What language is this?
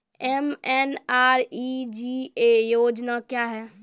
Maithili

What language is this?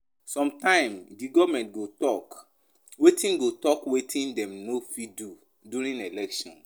Nigerian Pidgin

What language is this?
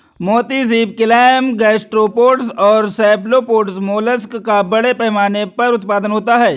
Hindi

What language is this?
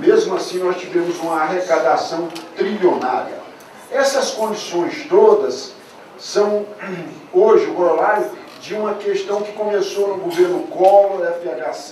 Portuguese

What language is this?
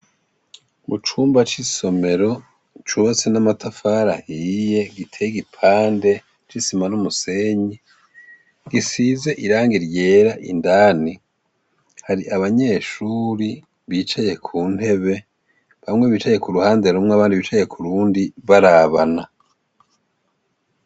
Rundi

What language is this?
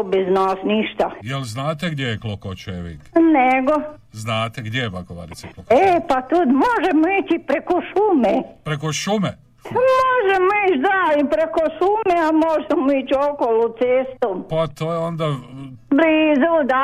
Croatian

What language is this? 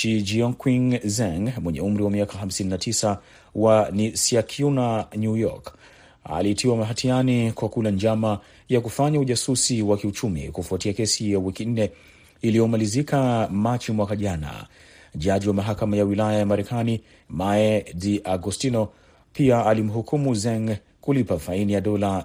Swahili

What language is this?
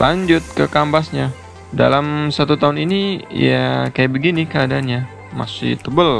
Indonesian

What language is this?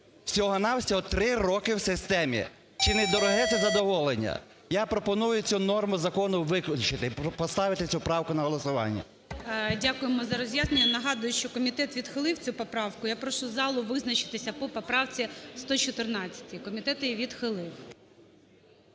Ukrainian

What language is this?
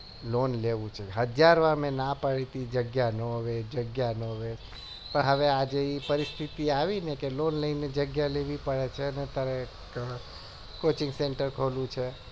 Gujarati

